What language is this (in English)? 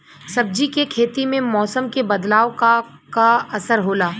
Bhojpuri